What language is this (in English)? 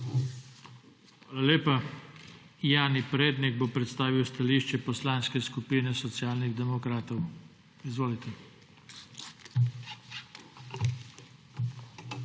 Slovenian